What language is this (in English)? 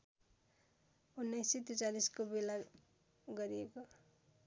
Nepali